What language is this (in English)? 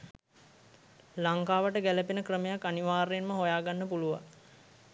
Sinhala